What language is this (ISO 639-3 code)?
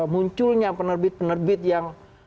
ind